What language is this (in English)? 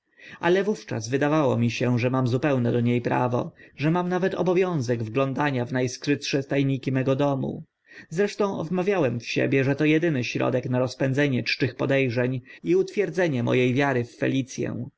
Polish